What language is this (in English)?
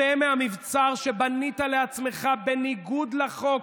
Hebrew